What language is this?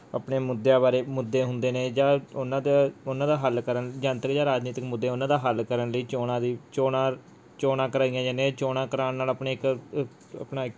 Punjabi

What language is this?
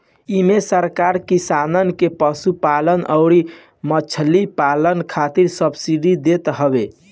Bhojpuri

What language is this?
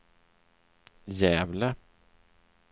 Swedish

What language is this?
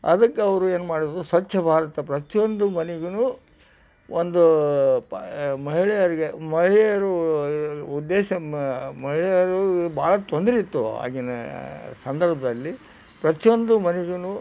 Kannada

